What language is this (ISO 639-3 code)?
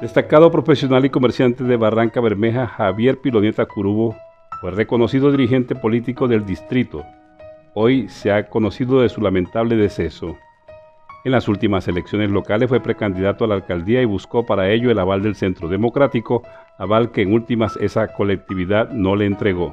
spa